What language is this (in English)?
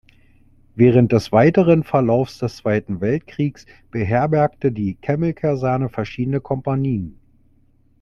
German